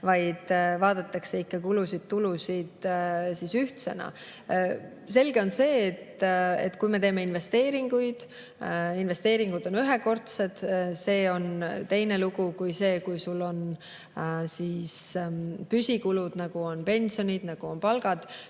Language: Estonian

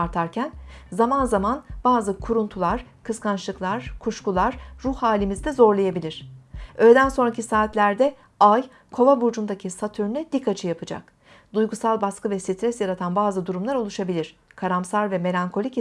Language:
Turkish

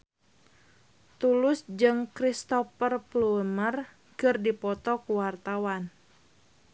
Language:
Sundanese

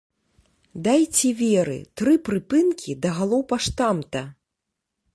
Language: Belarusian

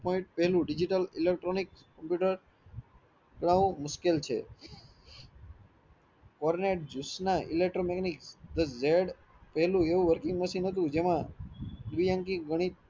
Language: Gujarati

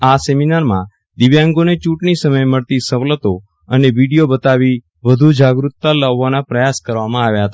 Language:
Gujarati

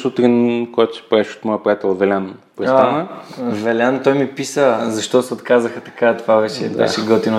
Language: Bulgarian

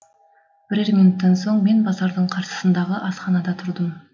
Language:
Kazakh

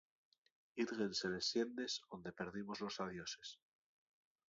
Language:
Asturian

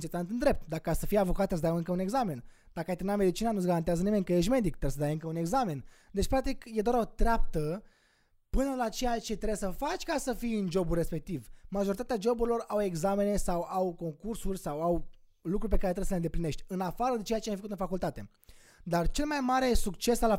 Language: Romanian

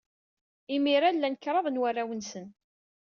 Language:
Kabyle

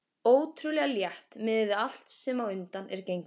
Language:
Icelandic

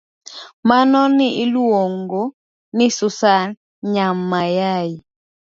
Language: Luo (Kenya and Tanzania)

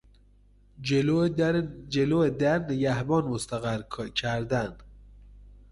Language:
Persian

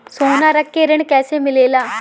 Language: Bhojpuri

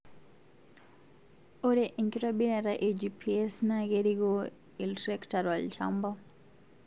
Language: Masai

